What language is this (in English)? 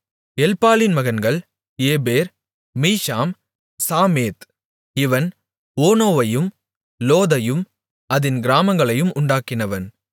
Tamil